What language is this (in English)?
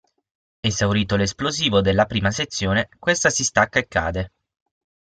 Italian